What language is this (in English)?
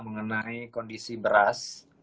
Indonesian